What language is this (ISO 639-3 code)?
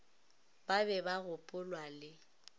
nso